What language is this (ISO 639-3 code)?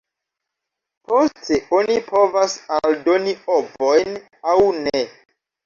epo